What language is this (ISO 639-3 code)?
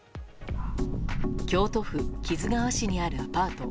jpn